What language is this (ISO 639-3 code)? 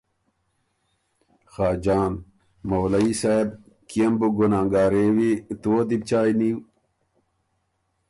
oru